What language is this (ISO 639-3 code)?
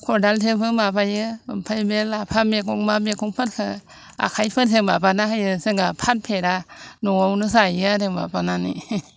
brx